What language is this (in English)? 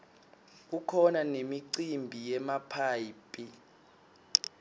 Swati